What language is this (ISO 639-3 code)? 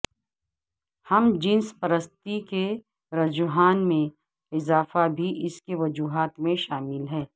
urd